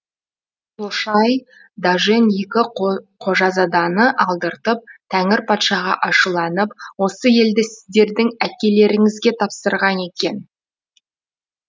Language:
Kazakh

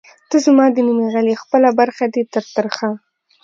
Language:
Pashto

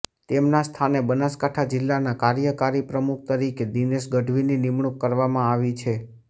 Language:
Gujarati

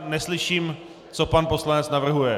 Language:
Czech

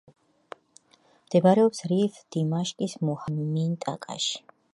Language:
Georgian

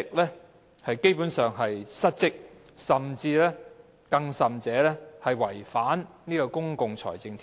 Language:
Cantonese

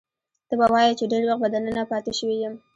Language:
Pashto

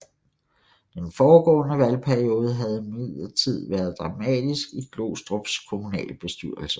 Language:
Danish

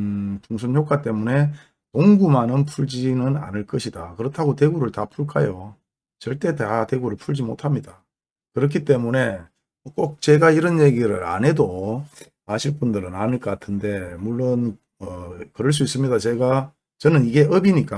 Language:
Korean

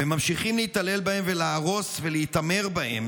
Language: Hebrew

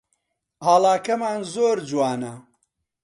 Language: Central Kurdish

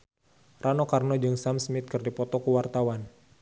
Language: Sundanese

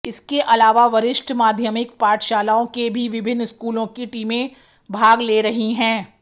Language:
Hindi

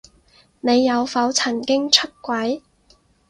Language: Cantonese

